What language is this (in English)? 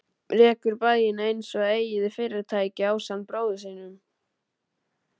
Icelandic